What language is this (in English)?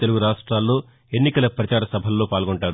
Telugu